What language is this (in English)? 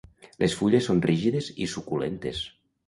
Catalan